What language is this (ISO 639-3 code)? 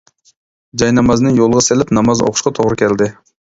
uig